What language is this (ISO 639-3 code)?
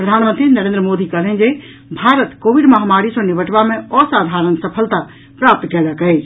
mai